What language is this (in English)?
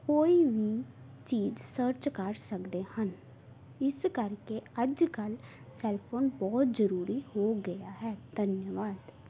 Punjabi